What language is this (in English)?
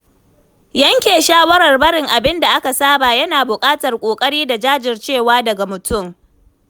Hausa